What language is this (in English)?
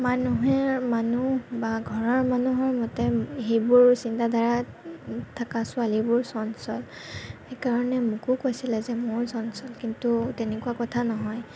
Assamese